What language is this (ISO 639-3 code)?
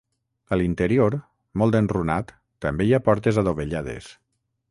cat